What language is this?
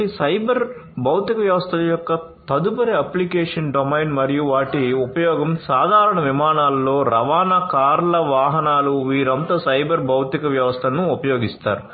Telugu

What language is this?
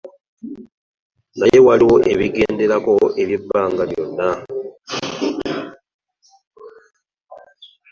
Ganda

